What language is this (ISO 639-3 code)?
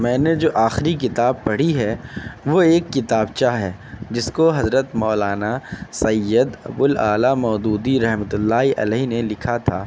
urd